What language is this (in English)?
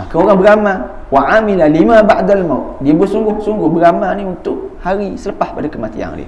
Malay